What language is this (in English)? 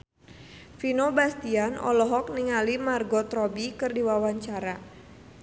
Sundanese